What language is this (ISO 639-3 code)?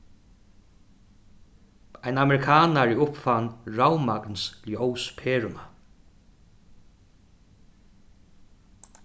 fao